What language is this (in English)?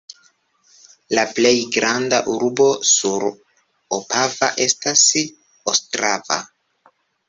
Esperanto